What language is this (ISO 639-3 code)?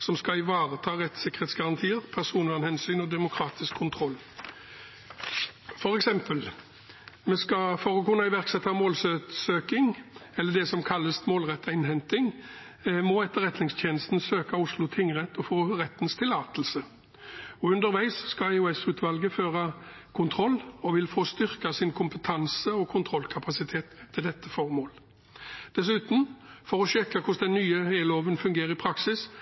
nob